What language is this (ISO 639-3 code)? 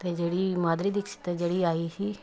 pan